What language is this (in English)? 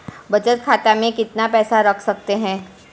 Hindi